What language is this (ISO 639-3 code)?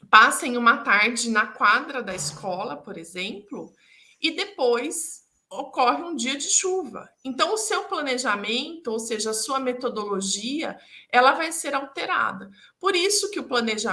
por